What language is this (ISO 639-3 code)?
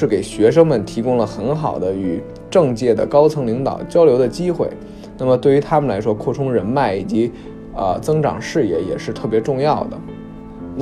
zho